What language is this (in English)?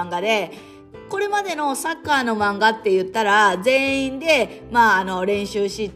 Japanese